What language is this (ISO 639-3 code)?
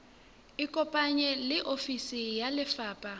sot